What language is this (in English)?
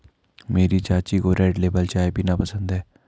Hindi